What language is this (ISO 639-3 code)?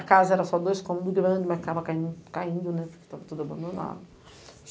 por